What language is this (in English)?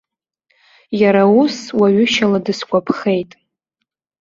Abkhazian